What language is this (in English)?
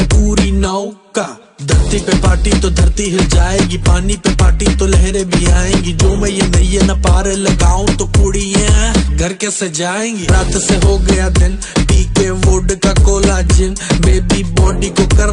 Romanian